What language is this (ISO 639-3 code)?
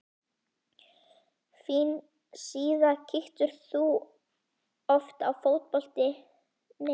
isl